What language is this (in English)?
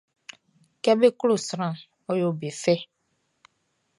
Baoulé